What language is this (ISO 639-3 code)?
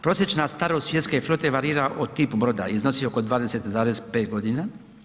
hrv